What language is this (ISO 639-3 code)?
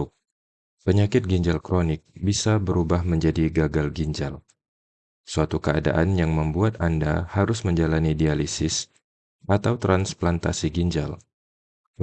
ind